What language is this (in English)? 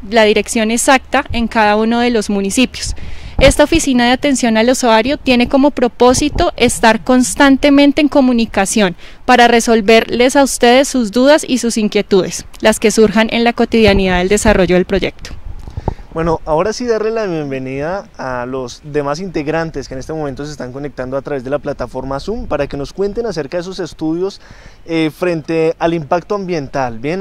Spanish